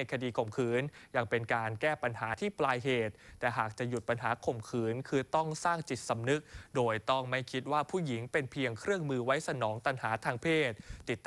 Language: Thai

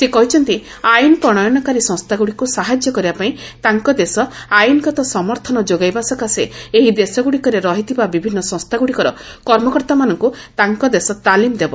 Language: Odia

